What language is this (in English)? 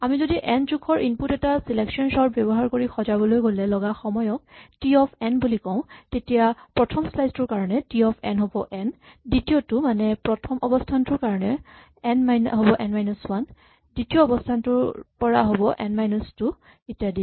Assamese